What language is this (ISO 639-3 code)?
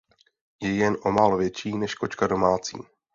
ces